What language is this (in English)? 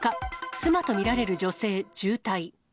Japanese